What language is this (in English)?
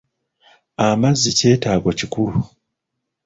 Ganda